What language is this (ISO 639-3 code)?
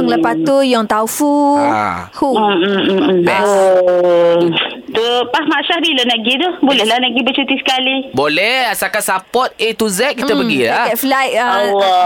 msa